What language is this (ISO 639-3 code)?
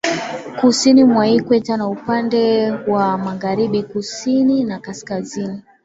swa